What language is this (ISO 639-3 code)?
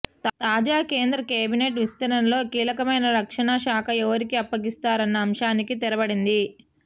tel